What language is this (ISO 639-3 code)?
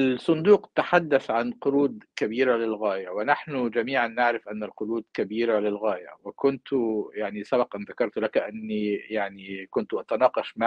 ara